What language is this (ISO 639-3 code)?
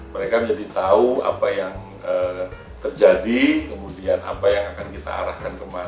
ind